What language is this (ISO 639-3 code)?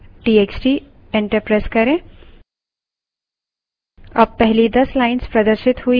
hin